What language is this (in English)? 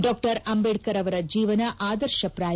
Kannada